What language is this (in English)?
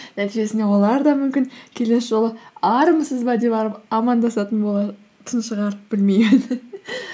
Kazakh